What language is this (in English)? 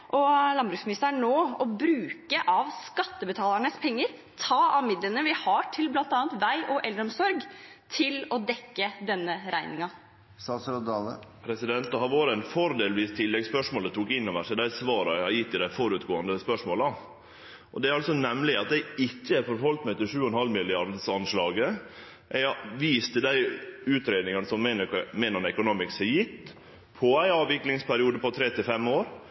Norwegian